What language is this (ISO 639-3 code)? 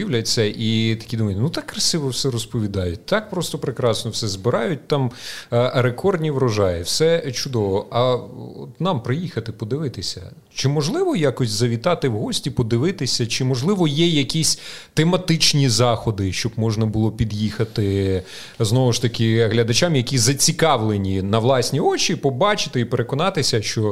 ukr